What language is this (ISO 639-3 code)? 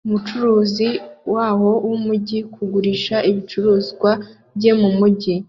kin